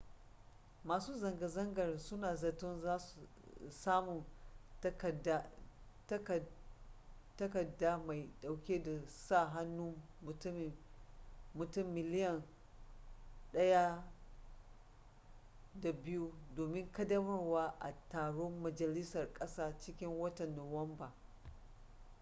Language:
Hausa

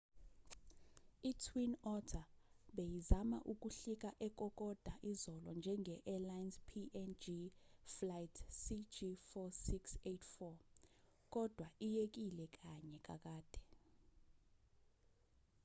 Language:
Zulu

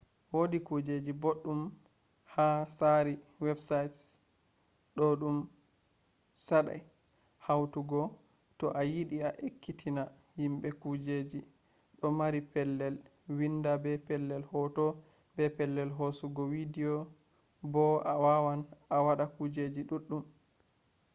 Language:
Fula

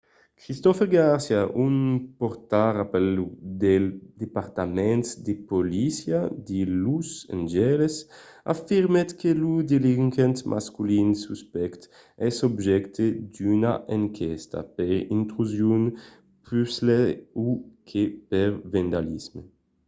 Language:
Occitan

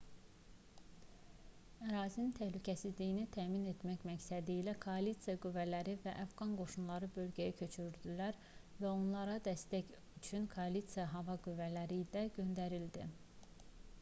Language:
Azerbaijani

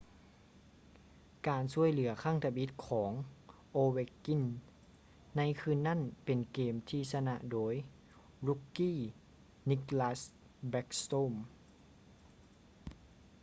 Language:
Lao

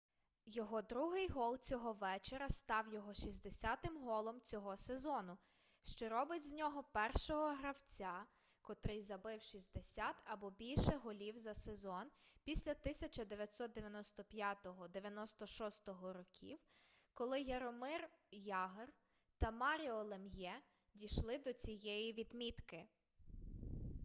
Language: Ukrainian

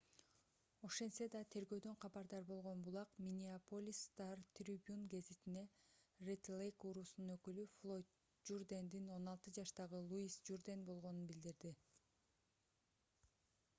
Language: Kyrgyz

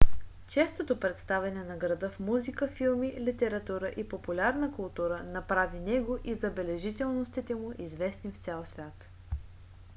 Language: Bulgarian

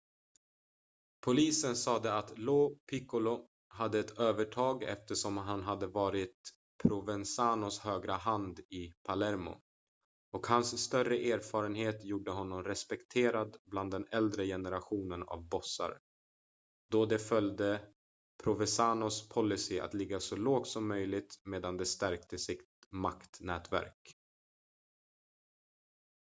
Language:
Swedish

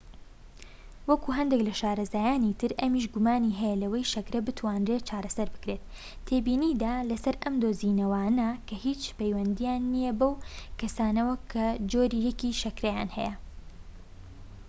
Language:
Central Kurdish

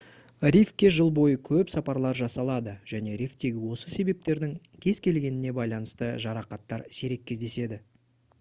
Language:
Kazakh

